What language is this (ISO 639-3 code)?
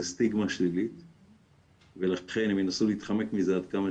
heb